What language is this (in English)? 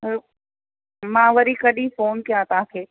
Sindhi